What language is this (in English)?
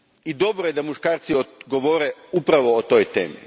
Croatian